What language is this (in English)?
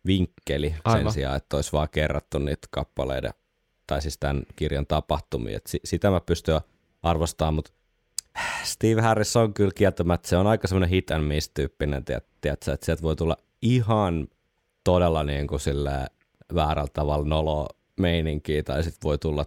Finnish